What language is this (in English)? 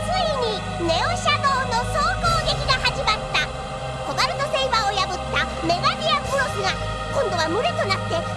Japanese